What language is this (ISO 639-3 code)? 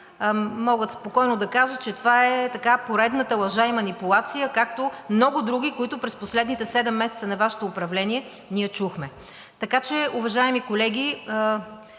bul